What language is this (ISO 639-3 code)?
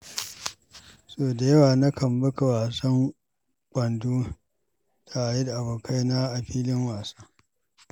hau